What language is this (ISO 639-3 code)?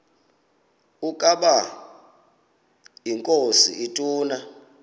xho